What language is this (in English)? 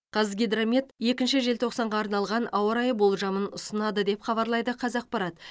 Kazakh